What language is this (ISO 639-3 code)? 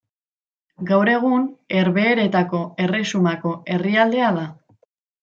eus